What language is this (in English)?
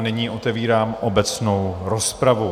Czech